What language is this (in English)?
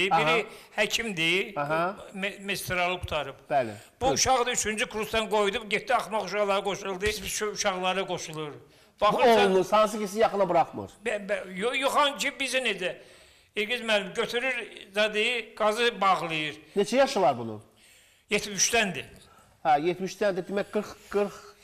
Turkish